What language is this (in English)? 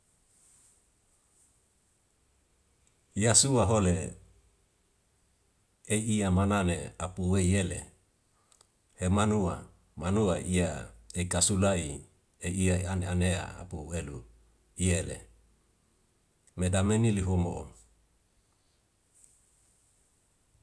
Wemale